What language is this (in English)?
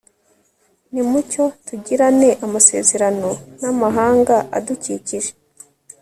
Kinyarwanda